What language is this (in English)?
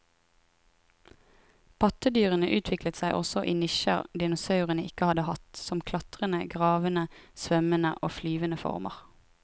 Norwegian